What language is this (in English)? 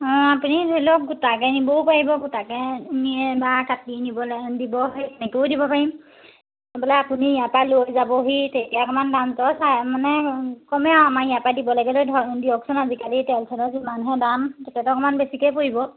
Assamese